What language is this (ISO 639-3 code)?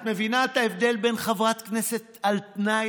heb